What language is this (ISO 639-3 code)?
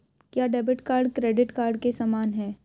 hin